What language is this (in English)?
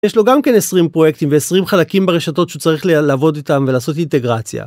Hebrew